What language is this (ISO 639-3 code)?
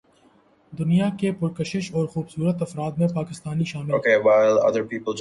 urd